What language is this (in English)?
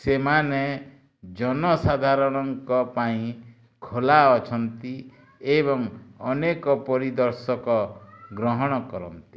Odia